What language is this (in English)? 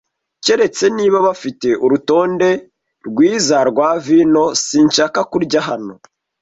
Kinyarwanda